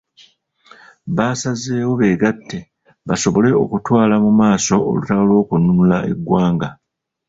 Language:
Ganda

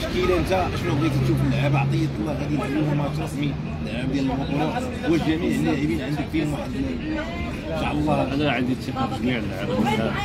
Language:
Arabic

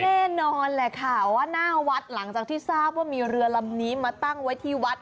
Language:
Thai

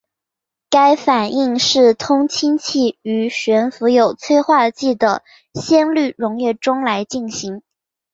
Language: Chinese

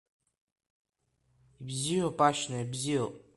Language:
Abkhazian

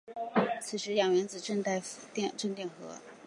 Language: Chinese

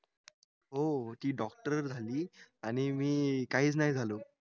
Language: Marathi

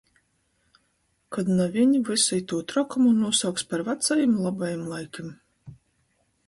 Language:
Latgalian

